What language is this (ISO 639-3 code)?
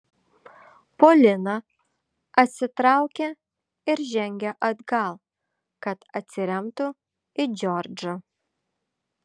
lit